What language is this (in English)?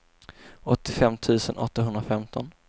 Swedish